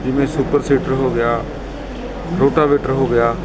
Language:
Punjabi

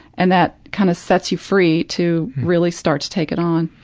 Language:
English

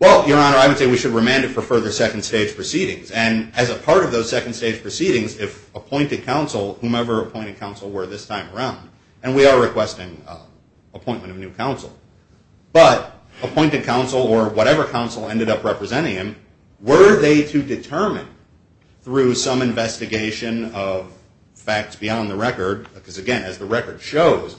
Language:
English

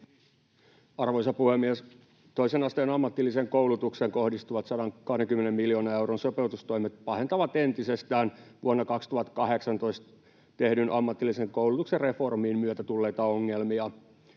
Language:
Finnish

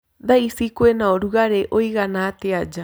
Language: Kikuyu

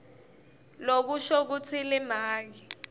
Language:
Swati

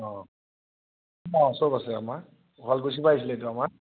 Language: Assamese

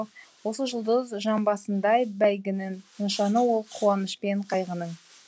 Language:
Kazakh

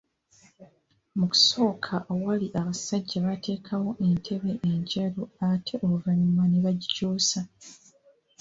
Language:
Ganda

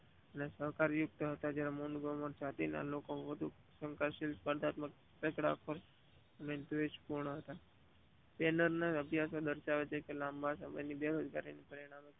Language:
Gujarati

